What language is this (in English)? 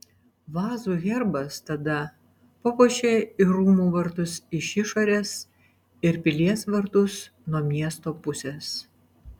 Lithuanian